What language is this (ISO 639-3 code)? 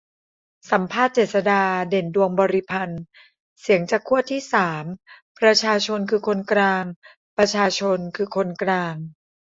tha